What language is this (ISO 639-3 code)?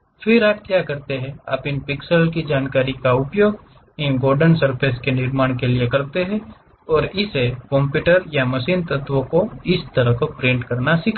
hin